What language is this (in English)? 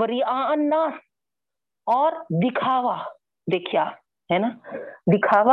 Urdu